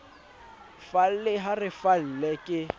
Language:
Southern Sotho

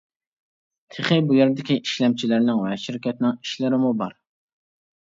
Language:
Uyghur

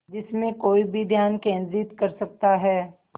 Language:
Hindi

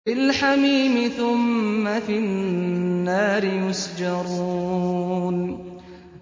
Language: Arabic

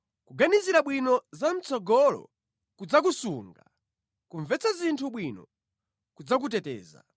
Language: Nyanja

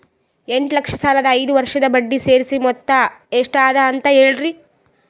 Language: Kannada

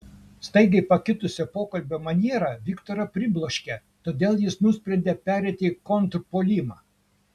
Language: Lithuanian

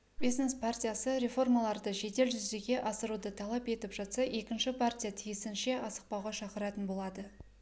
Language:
Kazakh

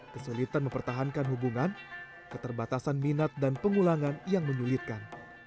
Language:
Indonesian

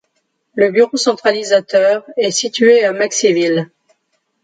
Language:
French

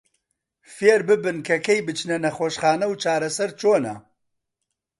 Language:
Central Kurdish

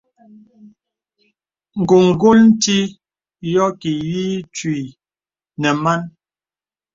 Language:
Bebele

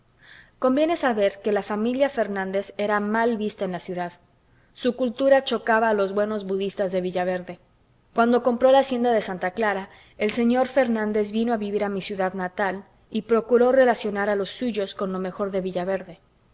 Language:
Spanish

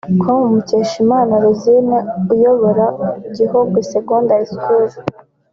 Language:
Kinyarwanda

